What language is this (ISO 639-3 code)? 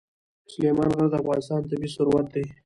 pus